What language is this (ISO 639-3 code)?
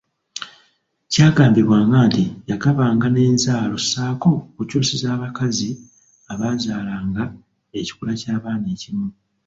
lug